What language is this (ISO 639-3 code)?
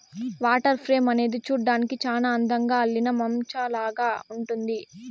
tel